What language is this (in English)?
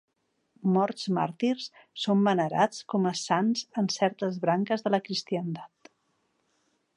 Catalan